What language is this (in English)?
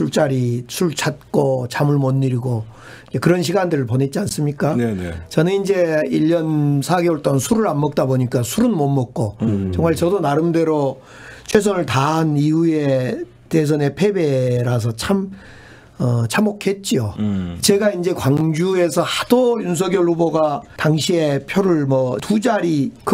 Korean